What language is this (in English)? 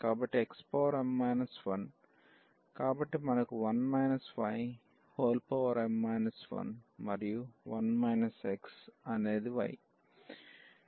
Telugu